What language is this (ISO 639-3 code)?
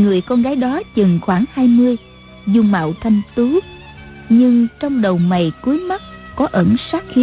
vie